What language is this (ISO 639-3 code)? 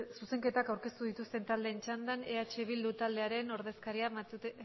eus